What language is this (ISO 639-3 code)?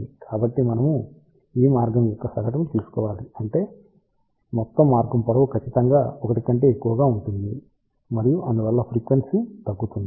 tel